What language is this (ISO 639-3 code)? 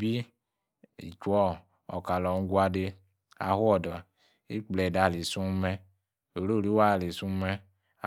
ekr